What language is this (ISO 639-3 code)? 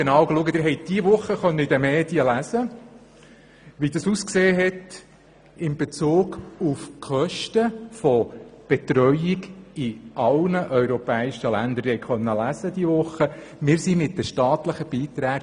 gsw